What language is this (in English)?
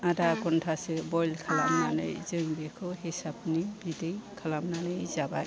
Bodo